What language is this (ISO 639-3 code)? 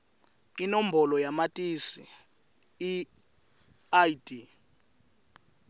ssw